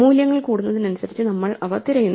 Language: Malayalam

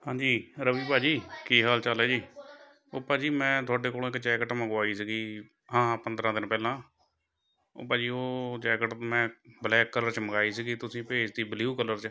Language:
Punjabi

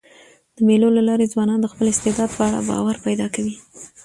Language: Pashto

